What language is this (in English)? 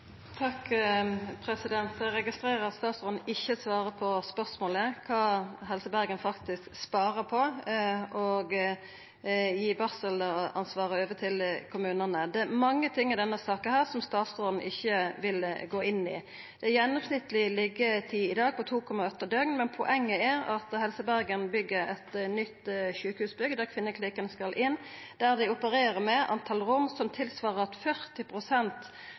Norwegian Nynorsk